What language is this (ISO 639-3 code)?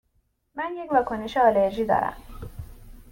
fas